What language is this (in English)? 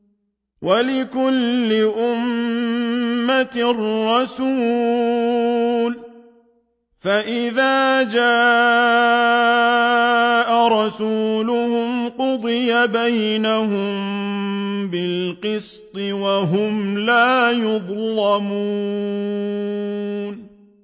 Arabic